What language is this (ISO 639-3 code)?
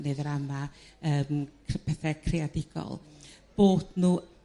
cym